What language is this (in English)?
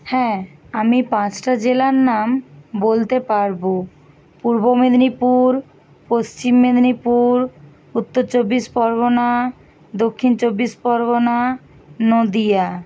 Bangla